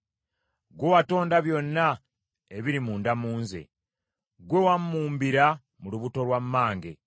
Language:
Ganda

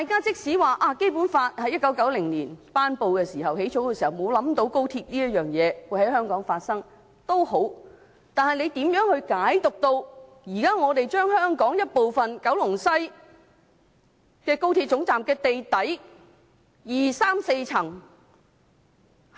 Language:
Cantonese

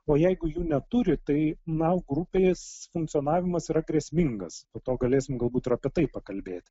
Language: Lithuanian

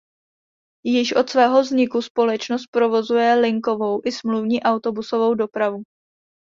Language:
Czech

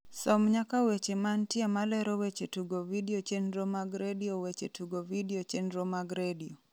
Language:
Luo (Kenya and Tanzania)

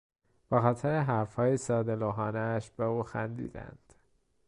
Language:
Persian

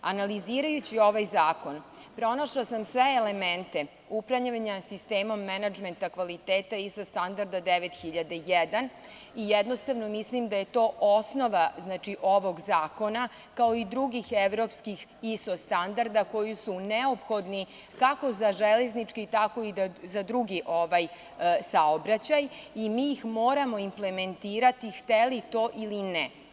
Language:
Serbian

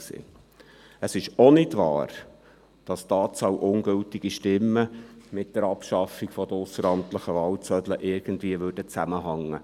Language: Swiss German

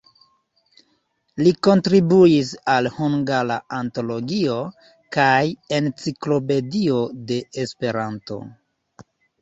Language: Esperanto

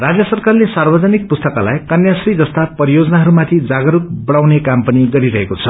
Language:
Nepali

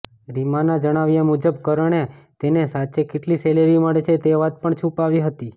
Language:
Gujarati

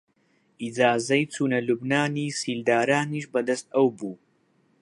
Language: Central Kurdish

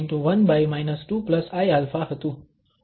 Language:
Gujarati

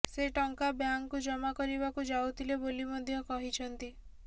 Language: Odia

